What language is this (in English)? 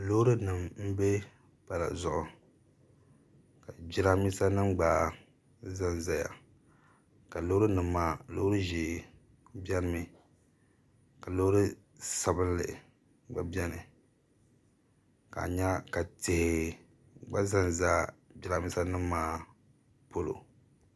Dagbani